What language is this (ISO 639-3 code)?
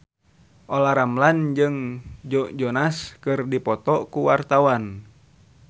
sun